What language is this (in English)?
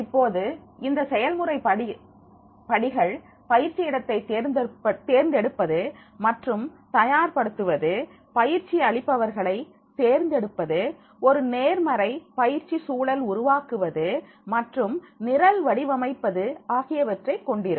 Tamil